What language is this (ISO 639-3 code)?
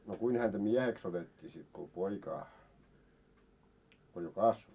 fin